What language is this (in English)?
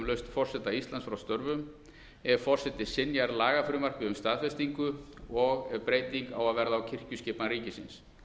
Icelandic